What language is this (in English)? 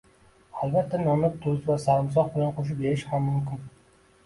Uzbek